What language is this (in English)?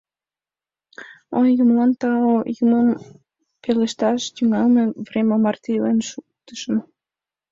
Mari